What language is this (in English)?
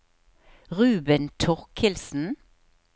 Norwegian